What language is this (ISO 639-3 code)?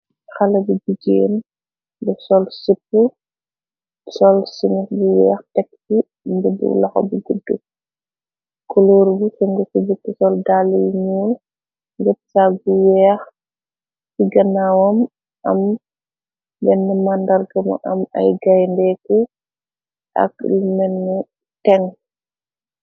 wol